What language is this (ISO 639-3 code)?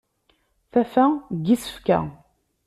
kab